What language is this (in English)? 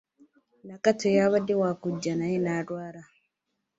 Ganda